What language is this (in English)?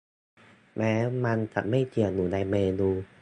Thai